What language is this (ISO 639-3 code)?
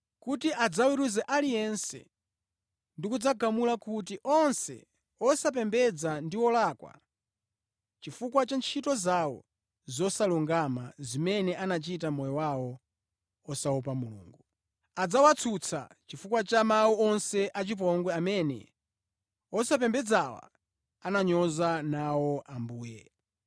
nya